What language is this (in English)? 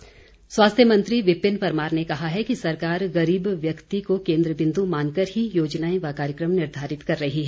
Hindi